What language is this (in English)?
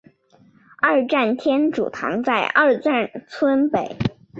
Chinese